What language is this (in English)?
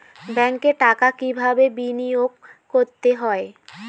Bangla